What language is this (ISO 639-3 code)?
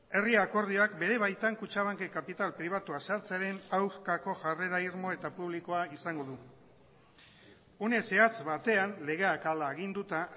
eus